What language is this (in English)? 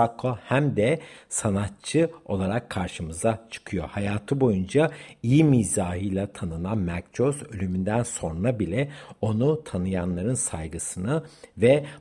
Turkish